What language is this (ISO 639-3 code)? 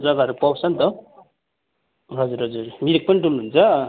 nep